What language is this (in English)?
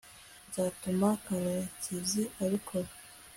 Kinyarwanda